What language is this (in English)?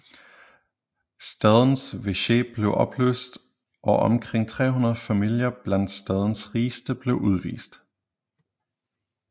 Danish